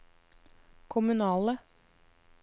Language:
Norwegian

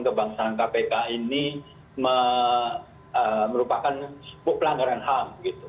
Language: Indonesian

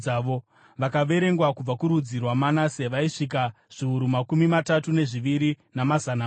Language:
Shona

